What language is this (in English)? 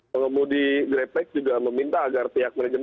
Indonesian